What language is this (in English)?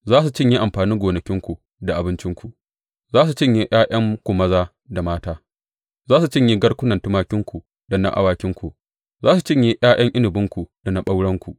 Hausa